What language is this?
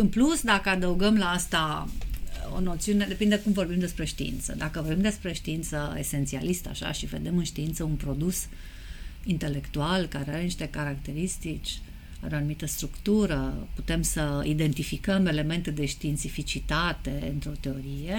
Romanian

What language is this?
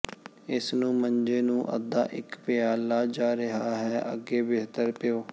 Punjabi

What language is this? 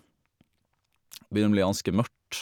Norwegian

